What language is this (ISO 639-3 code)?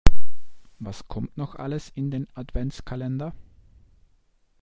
deu